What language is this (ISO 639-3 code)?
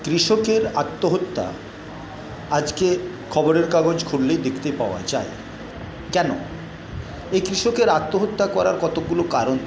ben